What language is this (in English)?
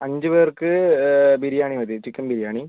Malayalam